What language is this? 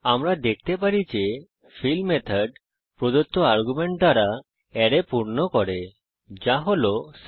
Bangla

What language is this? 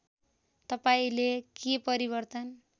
Nepali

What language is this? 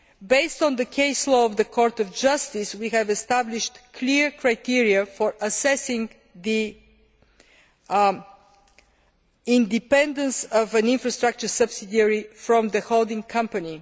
English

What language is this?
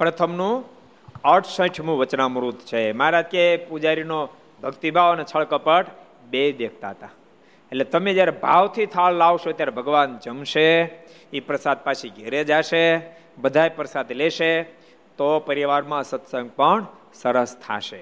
Gujarati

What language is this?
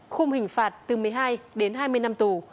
Vietnamese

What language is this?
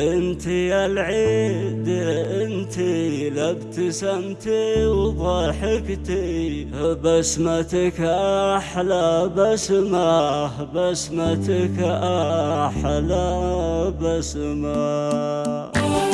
Arabic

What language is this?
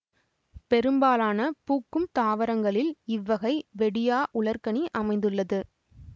Tamil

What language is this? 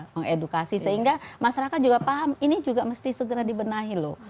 Indonesian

